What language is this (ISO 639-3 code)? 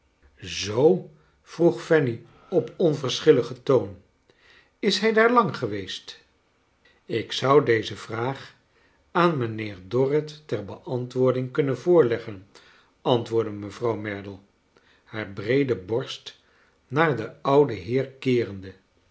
nld